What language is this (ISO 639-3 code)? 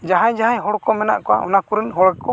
sat